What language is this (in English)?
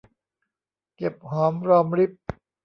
Thai